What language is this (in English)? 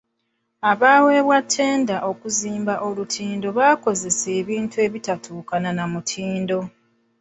Ganda